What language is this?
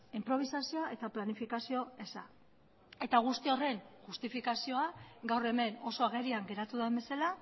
Basque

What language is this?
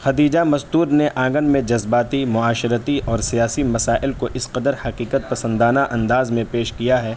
Urdu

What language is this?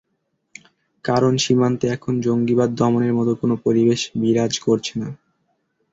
Bangla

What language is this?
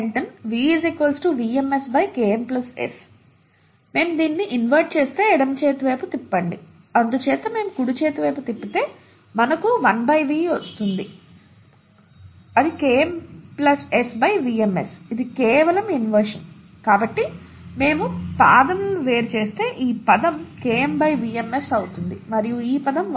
Telugu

